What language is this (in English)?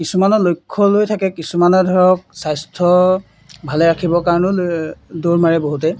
Assamese